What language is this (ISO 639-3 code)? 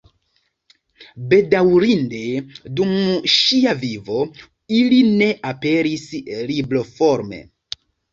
epo